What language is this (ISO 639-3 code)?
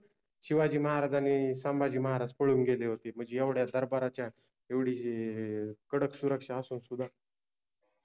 mar